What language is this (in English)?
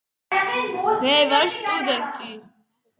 Georgian